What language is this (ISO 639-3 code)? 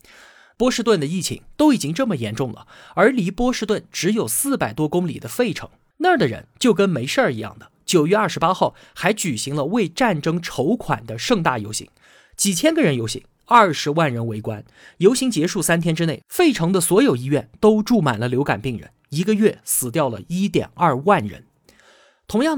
zho